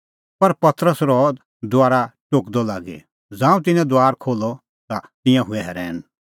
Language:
Kullu Pahari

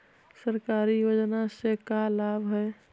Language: Magahi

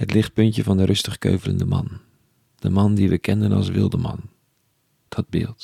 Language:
Dutch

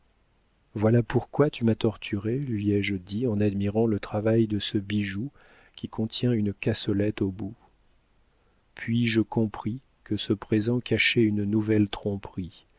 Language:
French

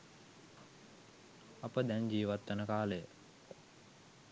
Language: Sinhala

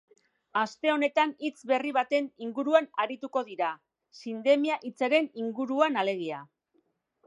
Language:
Basque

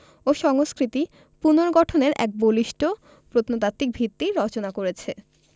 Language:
Bangla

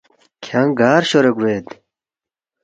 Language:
Balti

